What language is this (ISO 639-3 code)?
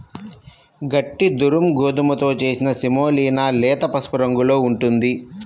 tel